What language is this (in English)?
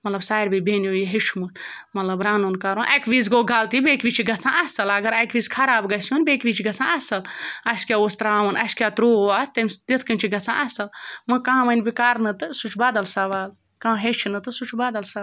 Kashmiri